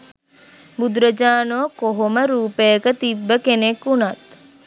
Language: Sinhala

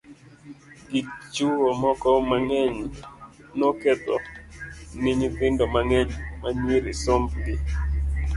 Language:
Luo (Kenya and Tanzania)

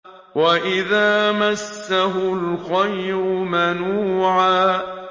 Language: Arabic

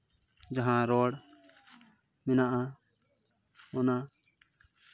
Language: Santali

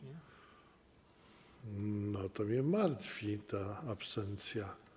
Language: Polish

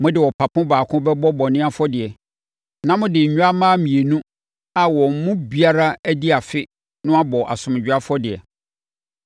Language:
Akan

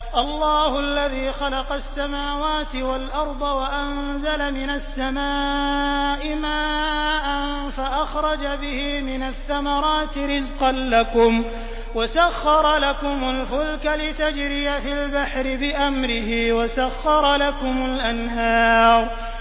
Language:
Arabic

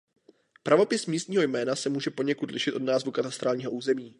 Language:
Czech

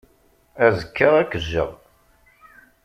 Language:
Kabyle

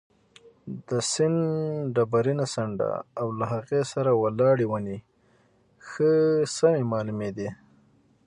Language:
Pashto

